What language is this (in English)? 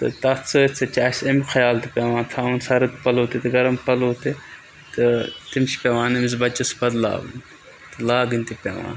Kashmiri